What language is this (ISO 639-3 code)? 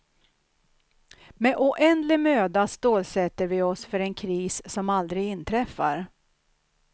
swe